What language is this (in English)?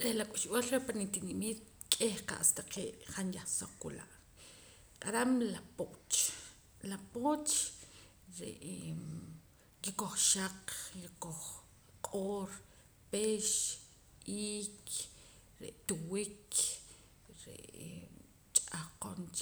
Poqomam